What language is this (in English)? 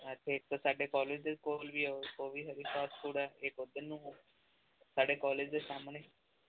Punjabi